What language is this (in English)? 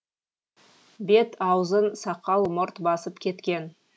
Kazakh